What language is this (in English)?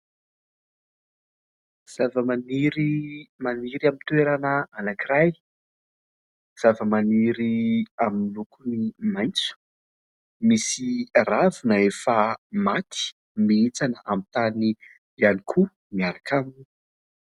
Malagasy